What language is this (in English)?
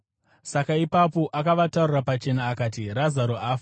Shona